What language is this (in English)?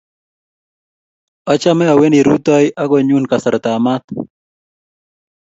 Kalenjin